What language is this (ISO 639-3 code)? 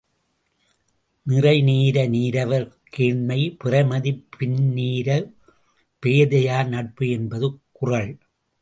tam